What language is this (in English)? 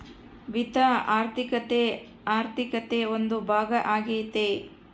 Kannada